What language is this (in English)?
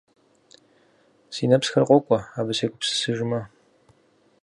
Kabardian